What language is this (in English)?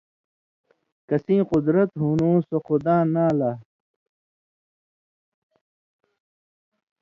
Indus Kohistani